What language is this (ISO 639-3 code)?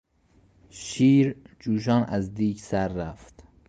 fas